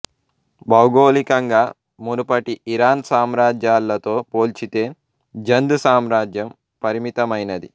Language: Telugu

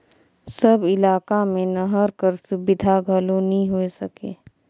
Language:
Chhattisgarhi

